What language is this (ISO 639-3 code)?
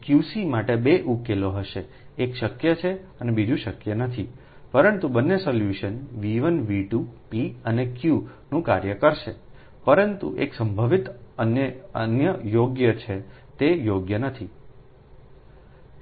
guj